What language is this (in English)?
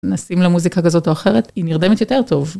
Hebrew